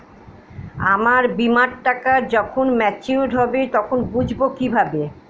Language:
Bangla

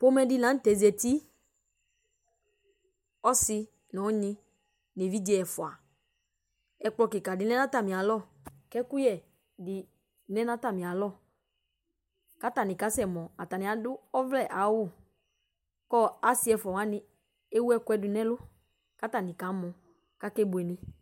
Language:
Ikposo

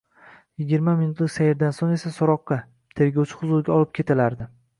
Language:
Uzbek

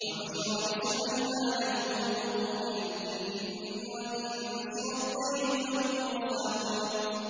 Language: Arabic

